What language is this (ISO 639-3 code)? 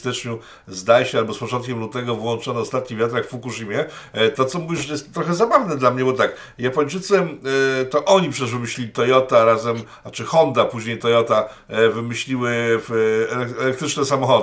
pol